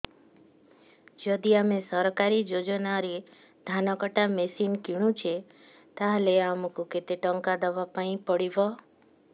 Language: Odia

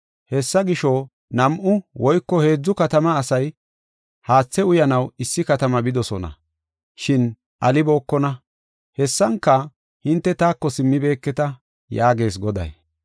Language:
Gofa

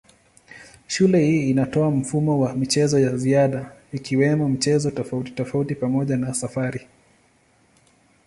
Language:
Swahili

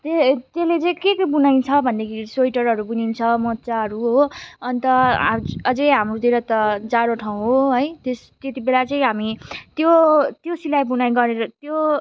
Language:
Nepali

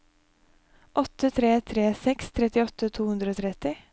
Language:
Norwegian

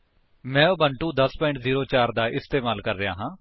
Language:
Punjabi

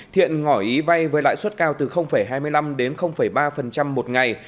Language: Vietnamese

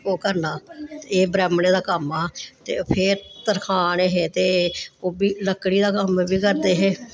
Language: Dogri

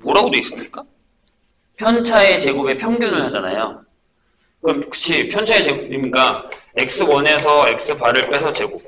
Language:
Korean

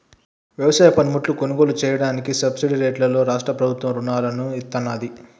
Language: Telugu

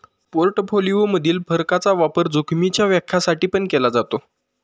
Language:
Marathi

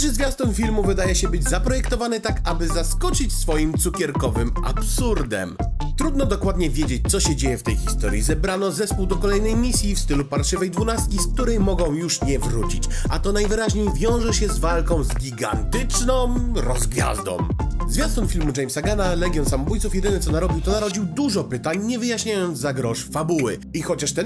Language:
Polish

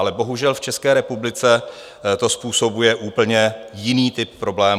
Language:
Czech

